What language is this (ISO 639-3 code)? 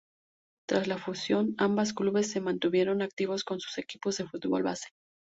spa